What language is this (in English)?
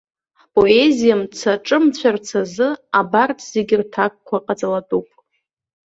Abkhazian